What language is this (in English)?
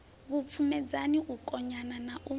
Venda